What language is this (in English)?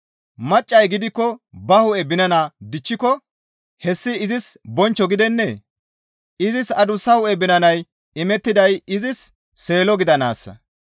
Gamo